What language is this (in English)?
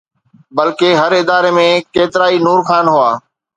Sindhi